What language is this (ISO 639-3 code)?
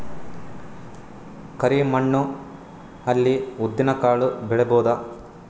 kan